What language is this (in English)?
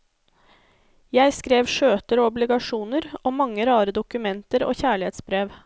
Norwegian